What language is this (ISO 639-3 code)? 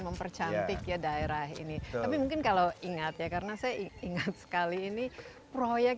ind